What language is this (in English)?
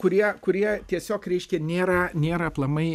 Lithuanian